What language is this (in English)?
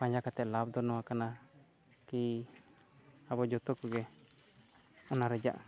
Santali